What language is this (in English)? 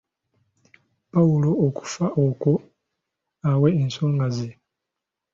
Ganda